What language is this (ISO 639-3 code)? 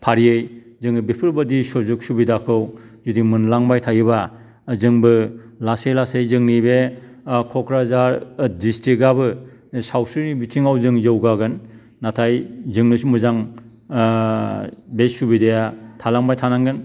brx